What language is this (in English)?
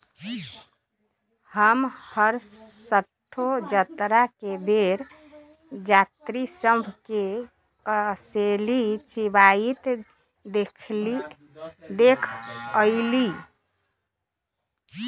Magahi